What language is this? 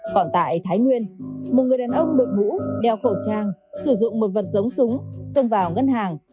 Vietnamese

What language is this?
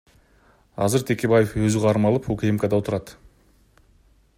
Kyrgyz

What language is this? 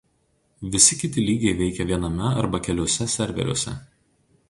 Lithuanian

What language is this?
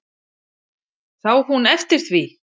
Icelandic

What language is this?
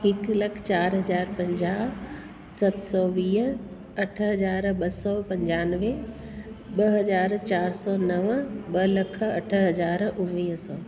Sindhi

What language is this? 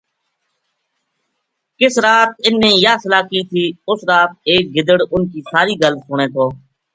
Gujari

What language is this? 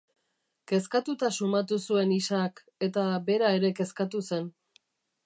Basque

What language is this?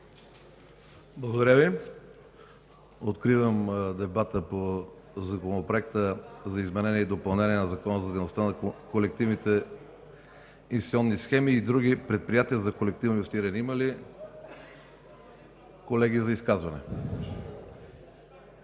Bulgarian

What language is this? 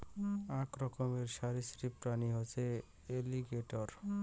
Bangla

